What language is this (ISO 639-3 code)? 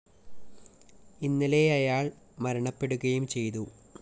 mal